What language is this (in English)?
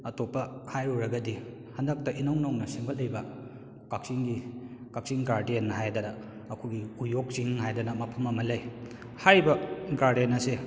Manipuri